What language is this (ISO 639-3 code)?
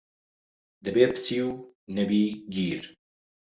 ckb